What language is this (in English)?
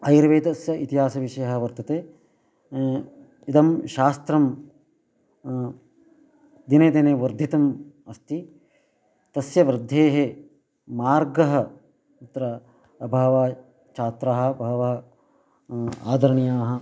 Sanskrit